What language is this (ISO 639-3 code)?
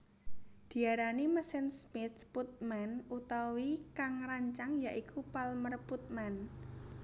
jav